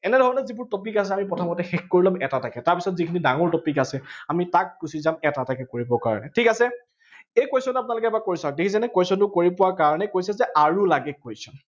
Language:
Assamese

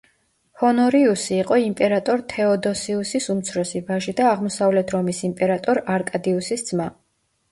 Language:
Georgian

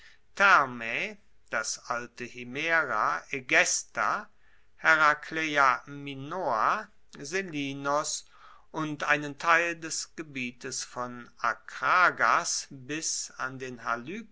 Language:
German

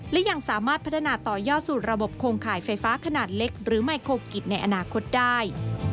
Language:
Thai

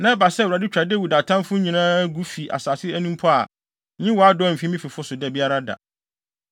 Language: Akan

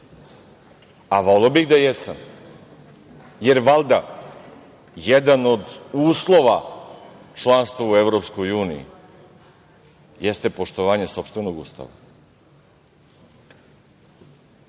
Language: Serbian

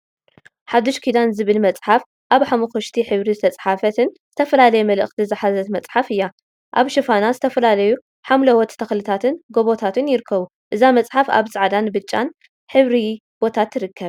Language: Tigrinya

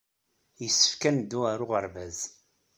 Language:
Kabyle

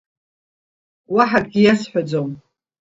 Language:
Abkhazian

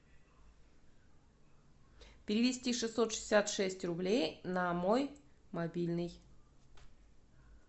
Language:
Russian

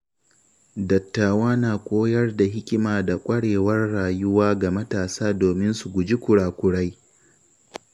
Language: Hausa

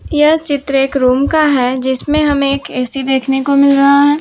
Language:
Hindi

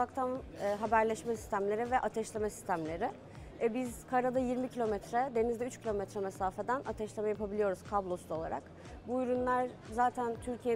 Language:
Turkish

